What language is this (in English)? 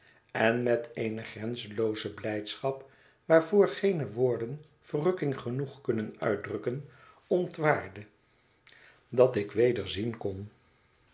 Dutch